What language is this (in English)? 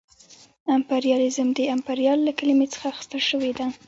Pashto